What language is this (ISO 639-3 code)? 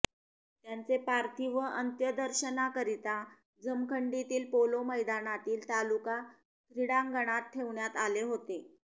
mar